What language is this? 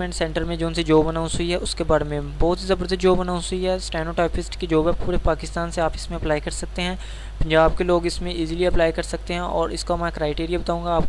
Hindi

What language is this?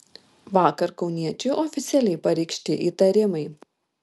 Lithuanian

